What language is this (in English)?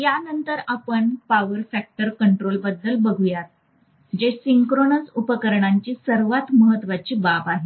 Marathi